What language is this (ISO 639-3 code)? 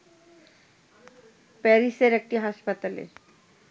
ben